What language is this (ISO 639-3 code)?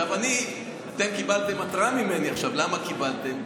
heb